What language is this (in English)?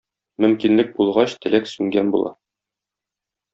Tatar